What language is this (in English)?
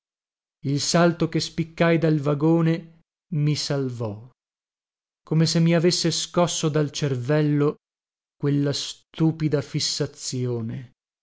Italian